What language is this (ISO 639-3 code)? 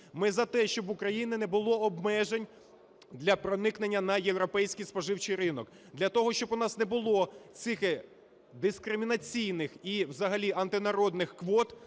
ukr